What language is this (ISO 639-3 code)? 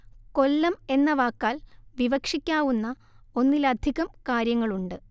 mal